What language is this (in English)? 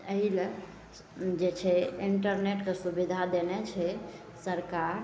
Maithili